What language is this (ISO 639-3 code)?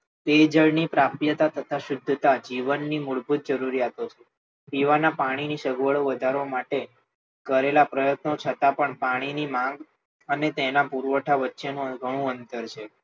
guj